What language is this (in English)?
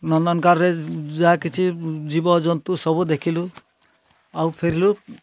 Odia